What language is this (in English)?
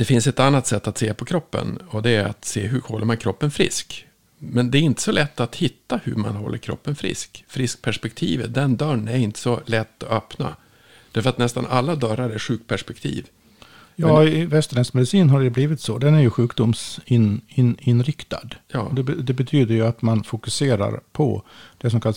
Swedish